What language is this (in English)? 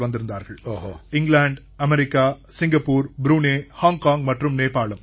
Tamil